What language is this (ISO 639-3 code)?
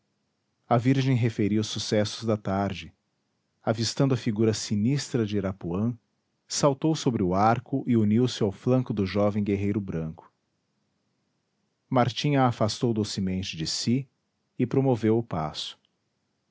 por